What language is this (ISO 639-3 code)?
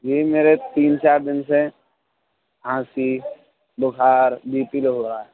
urd